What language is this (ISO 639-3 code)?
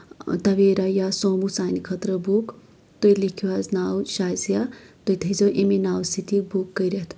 kas